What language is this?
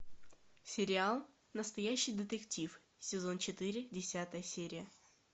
Russian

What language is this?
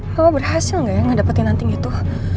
Indonesian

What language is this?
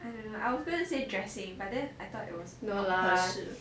English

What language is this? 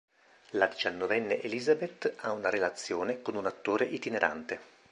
Italian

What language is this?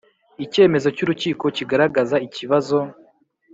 Kinyarwanda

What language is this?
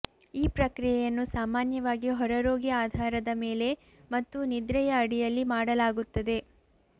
Kannada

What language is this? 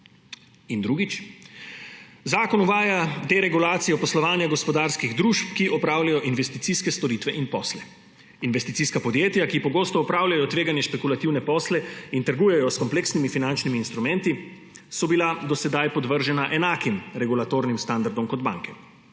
Slovenian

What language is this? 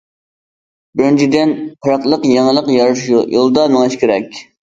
Uyghur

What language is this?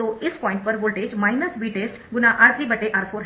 Hindi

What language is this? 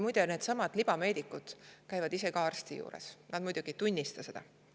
Estonian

